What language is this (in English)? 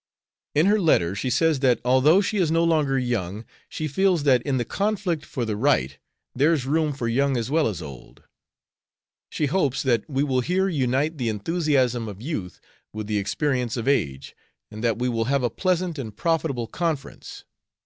English